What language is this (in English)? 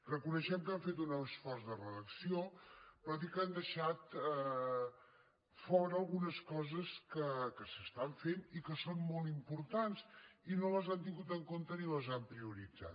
Catalan